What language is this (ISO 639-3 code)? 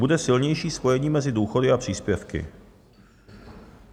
ces